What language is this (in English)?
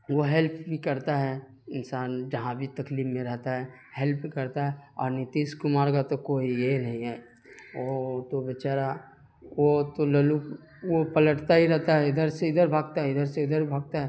Urdu